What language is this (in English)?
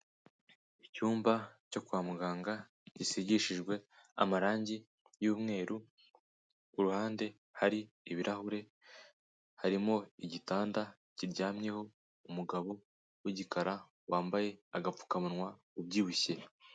Kinyarwanda